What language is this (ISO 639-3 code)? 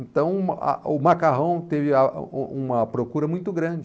por